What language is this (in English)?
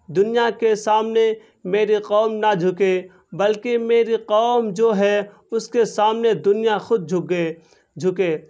Urdu